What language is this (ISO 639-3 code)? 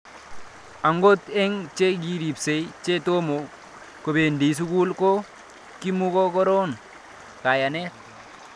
kln